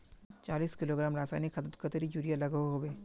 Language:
Magahi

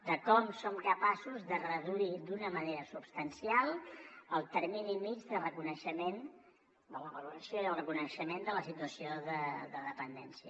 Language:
Catalan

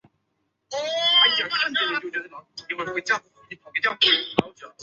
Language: Chinese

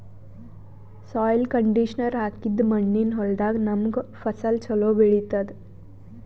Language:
Kannada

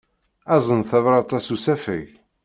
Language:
Kabyle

